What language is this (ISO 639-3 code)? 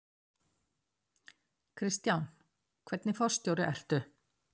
isl